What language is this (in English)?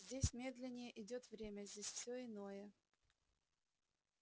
Russian